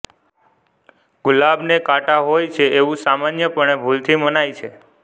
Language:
Gujarati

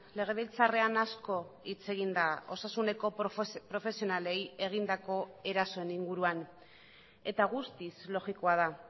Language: Basque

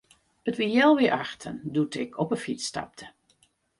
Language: Western Frisian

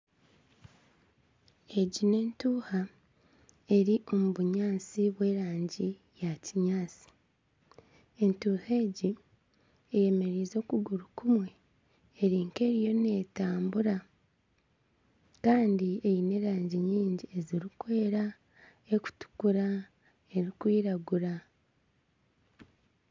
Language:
Nyankole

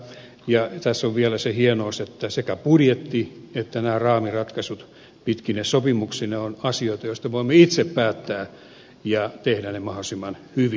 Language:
Finnish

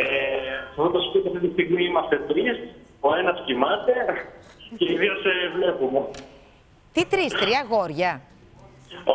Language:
Greek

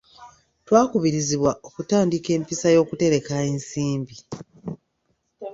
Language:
Ganda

